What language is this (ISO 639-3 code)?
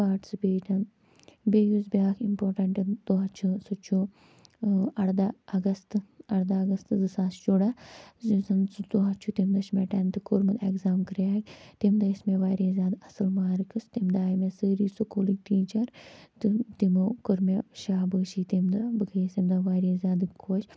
kas